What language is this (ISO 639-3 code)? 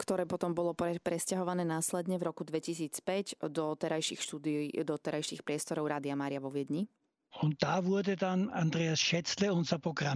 slk